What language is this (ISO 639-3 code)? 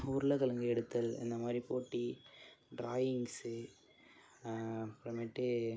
tam